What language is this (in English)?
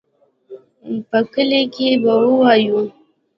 Pashto